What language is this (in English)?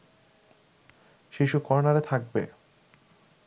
Bangla